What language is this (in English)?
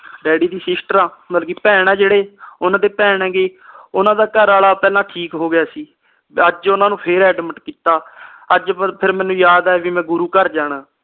Punjabi